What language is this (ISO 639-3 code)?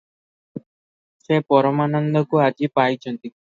ori